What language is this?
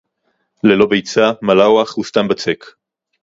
Hebrew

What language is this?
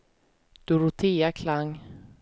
Swedish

